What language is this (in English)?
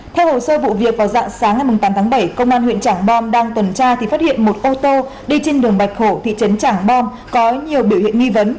Vietnamese